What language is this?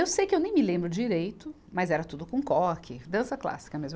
Portuguese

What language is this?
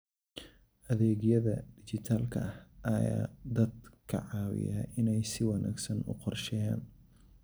Somali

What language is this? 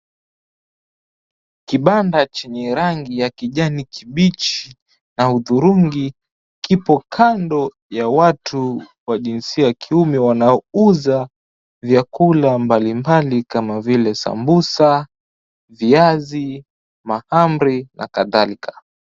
Swahili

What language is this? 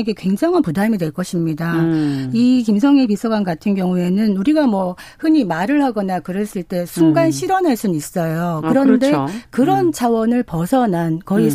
Korean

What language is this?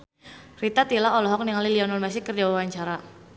Sundanese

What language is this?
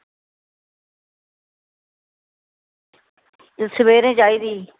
Dogri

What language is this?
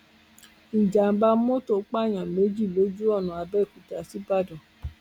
Yoruba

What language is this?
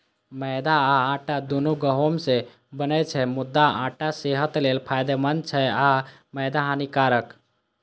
Maithili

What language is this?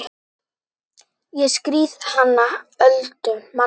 Icelandic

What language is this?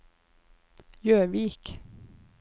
Norwegian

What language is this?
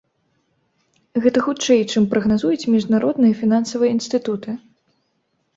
Belarusian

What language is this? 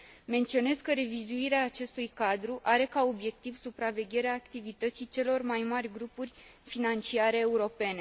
Romanian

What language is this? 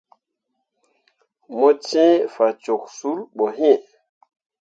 Mundang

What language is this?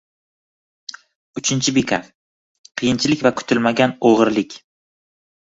Uzbek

